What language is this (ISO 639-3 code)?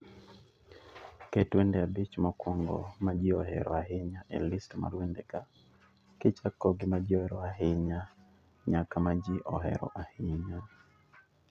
luo